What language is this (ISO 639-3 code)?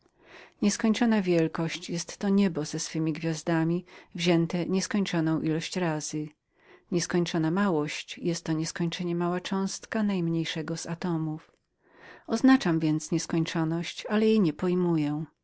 pol